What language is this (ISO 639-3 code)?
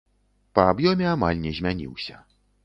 bel